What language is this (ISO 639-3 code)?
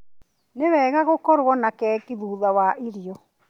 kik